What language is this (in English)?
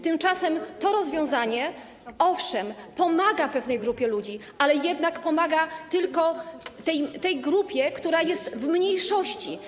Polish